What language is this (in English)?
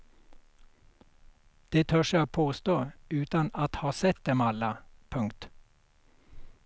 Swedish